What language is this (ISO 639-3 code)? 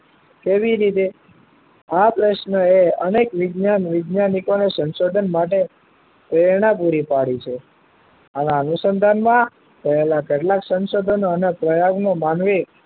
guj